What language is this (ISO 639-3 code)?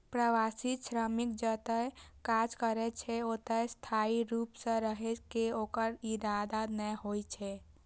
mai